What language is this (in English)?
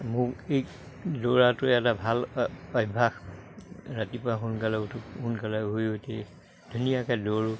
Assamese